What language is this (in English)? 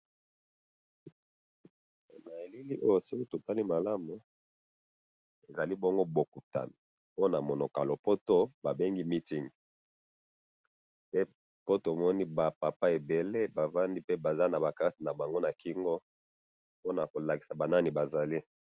Lingala